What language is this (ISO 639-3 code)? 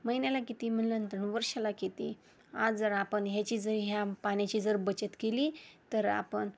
mar